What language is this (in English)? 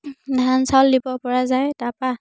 Assamese